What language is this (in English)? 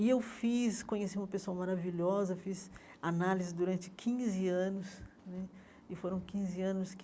Portuguese